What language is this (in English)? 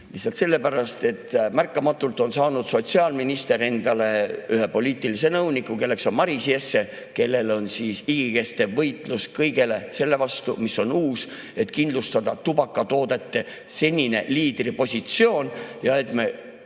Estonian